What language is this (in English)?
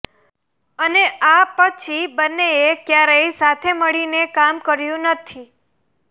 Gujarati